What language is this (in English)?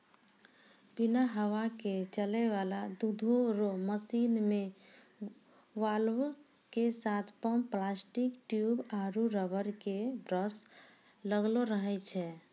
Maithili